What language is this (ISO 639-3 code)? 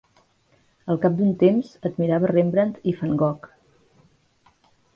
cat